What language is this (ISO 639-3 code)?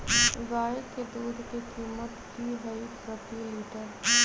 mag